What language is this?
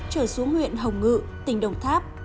Vietnamese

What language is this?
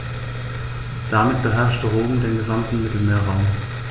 German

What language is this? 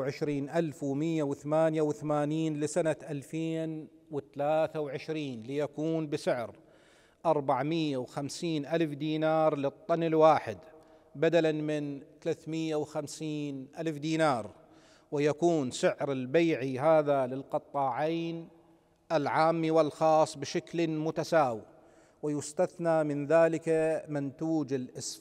Arabic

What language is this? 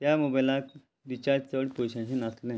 Konkani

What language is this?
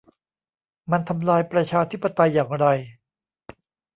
Thai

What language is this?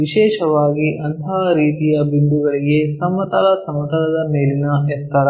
Kannada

